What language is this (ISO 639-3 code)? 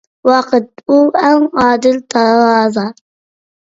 uig